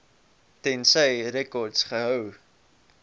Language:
Afrikaans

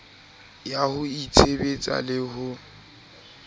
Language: Southern Sotho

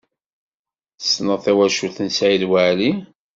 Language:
Kabyle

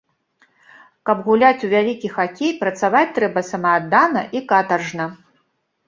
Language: Belarusian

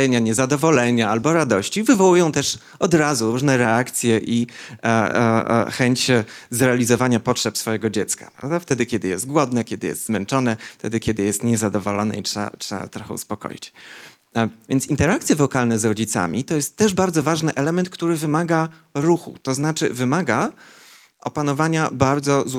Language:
Polish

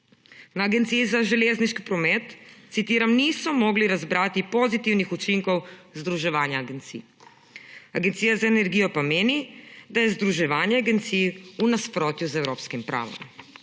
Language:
Slovenian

